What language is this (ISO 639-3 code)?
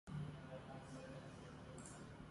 ckb